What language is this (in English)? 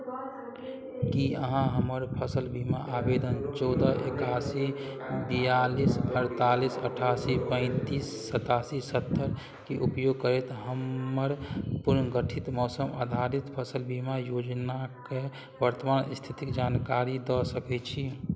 Maithili